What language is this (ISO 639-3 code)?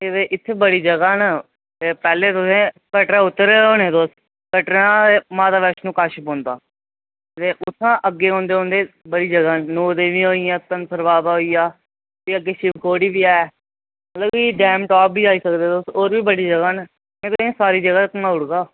doi